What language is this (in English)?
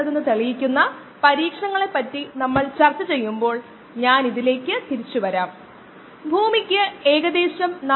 Malayalam